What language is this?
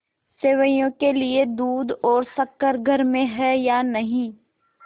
Hindi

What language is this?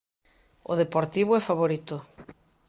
Galician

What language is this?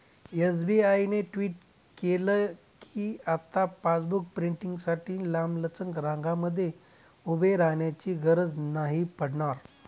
Marathi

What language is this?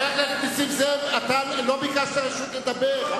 Hebrew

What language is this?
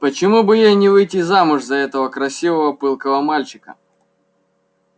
Russian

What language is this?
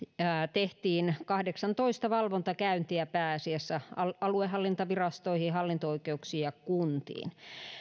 Finnish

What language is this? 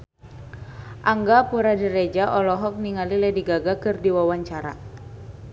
Sundanese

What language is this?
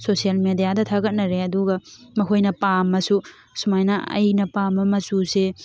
Manipuri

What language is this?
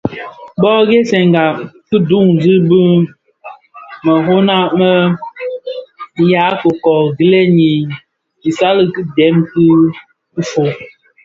Bafia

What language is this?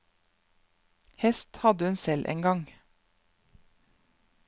Norwegian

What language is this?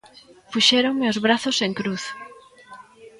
Galician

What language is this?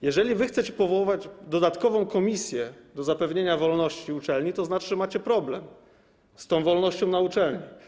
Polish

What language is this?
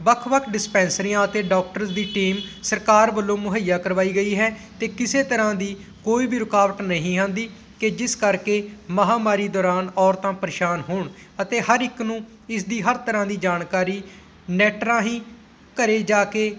Punjabi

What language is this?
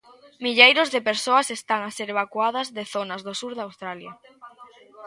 Galician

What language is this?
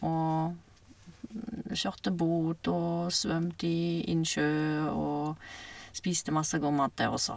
Norwegian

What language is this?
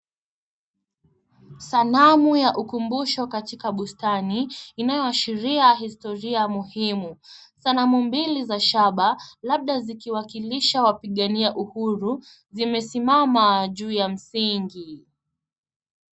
Swahili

